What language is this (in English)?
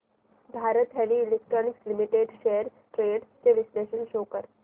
Marathi